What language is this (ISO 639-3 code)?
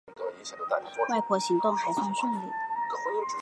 zho